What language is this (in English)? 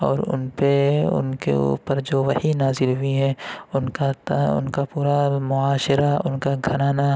Urdu